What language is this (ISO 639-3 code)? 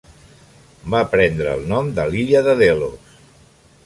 cat